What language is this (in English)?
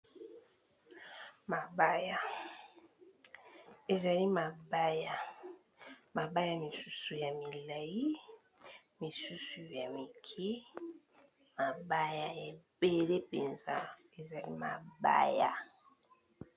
Lingala